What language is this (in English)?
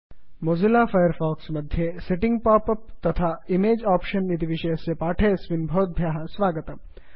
Sanskrit